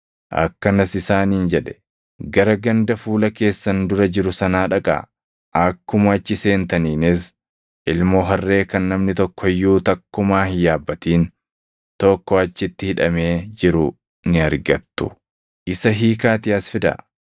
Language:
Oromo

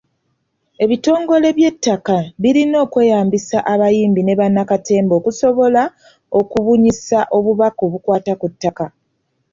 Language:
Ganda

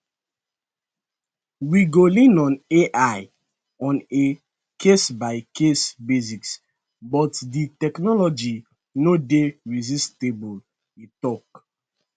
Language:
Nigerian Pidgin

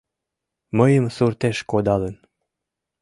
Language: Mari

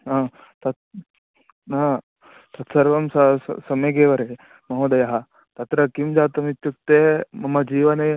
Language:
Sanskrit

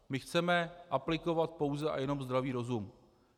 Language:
Czech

